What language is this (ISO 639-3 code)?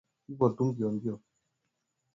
swa